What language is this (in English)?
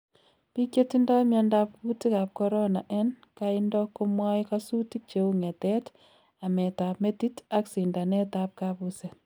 Kalenjin